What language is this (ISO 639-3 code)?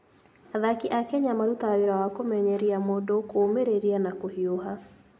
kik